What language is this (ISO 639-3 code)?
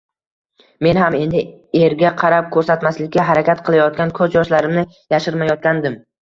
uzb